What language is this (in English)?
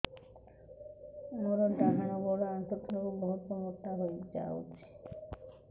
Odia